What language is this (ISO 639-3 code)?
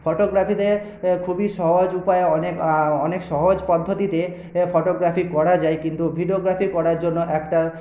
ben